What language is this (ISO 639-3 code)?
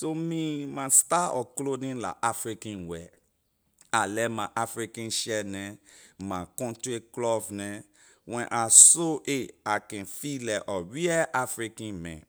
lir